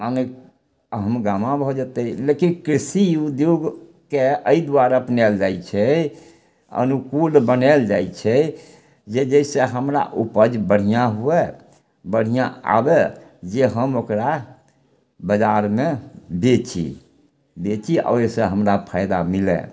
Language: Maithili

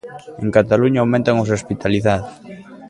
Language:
Galician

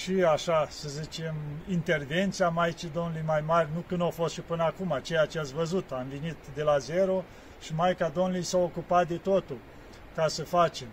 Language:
Romanian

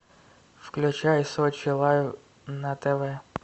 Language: Russian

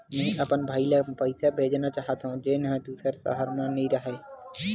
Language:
Chhattisgarhi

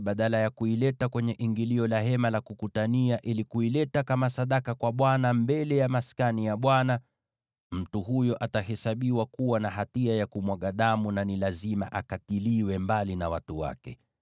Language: Swahili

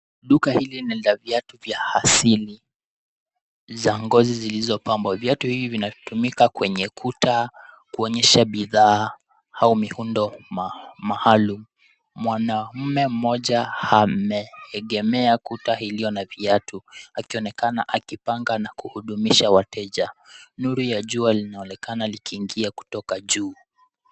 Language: Swahili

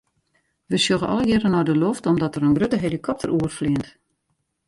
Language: Western Frisian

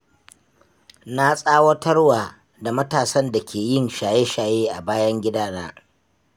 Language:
Hausa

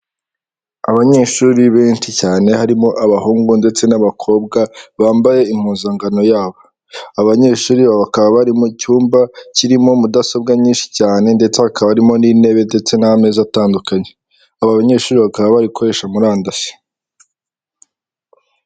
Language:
Kinyarwanda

